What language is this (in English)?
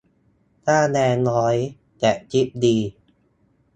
Thai